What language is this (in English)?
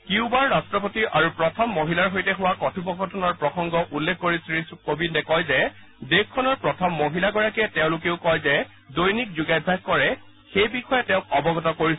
Assamese